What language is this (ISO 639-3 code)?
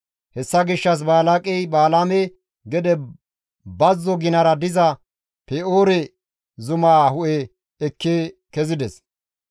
gmv